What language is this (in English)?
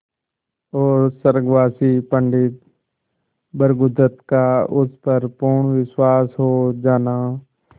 Hindi